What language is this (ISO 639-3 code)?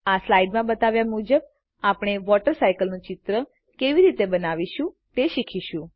guj